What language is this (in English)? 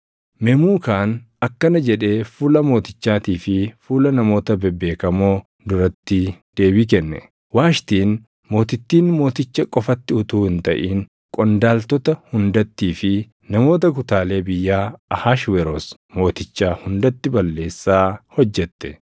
Oromo